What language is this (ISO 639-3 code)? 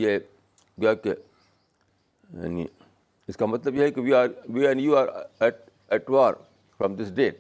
urd